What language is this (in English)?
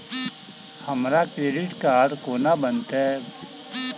Maithili